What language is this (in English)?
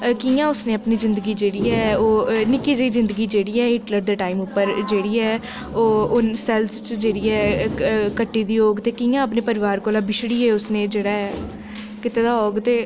Dogri